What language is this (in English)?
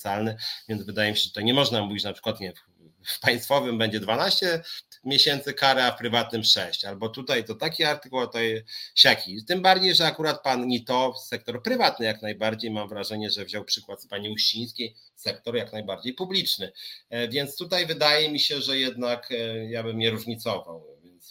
Polish